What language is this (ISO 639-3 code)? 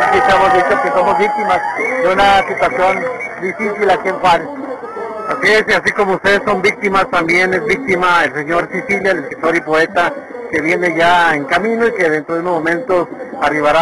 spa